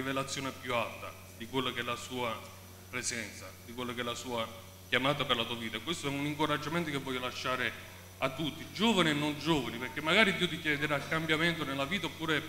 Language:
Italian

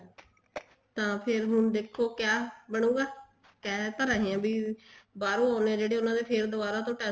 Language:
Punjabi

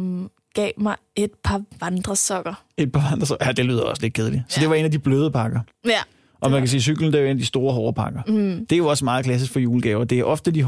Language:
Danish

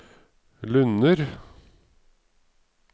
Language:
Norwegian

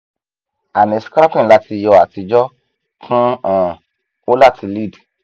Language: Yoruba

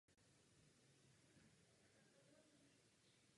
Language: Czech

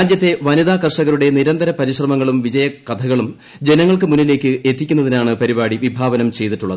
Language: Malayalam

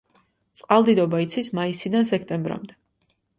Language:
Georgian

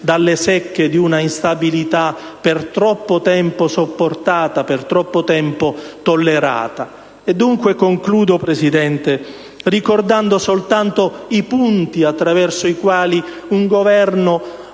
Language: Italian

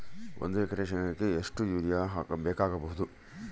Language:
Kannada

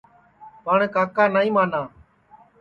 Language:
Sansi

